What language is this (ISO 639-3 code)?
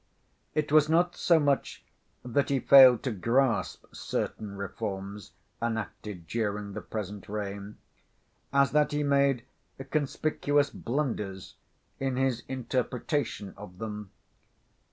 eng